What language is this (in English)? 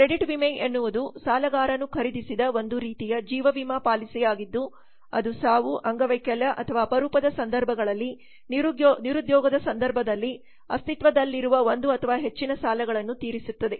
Kannada